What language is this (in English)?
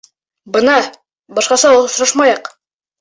Bashkir